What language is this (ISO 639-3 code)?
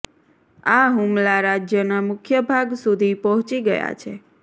guj